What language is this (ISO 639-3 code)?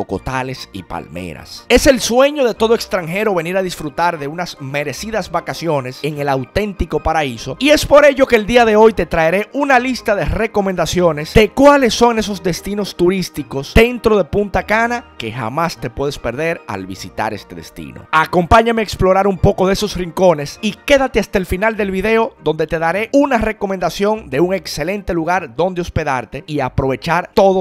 spa